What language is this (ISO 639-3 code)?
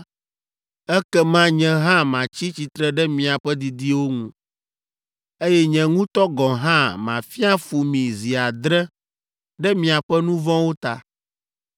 ewe